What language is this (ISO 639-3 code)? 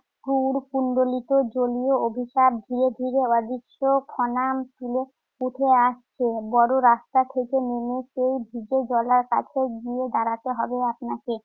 ben